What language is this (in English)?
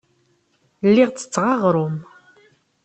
Kabyle